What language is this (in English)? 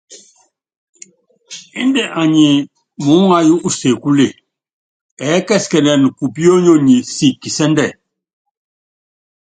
Yangben